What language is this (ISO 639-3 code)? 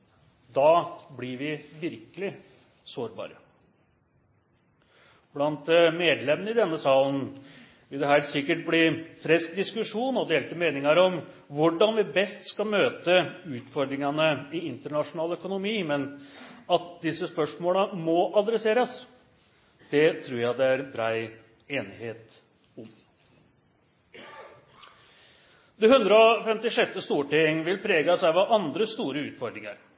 nno